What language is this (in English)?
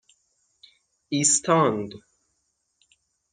Persian